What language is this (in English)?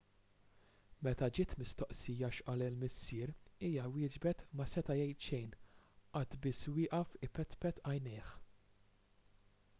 Maltese